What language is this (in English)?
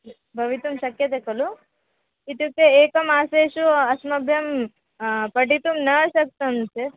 Sanskrit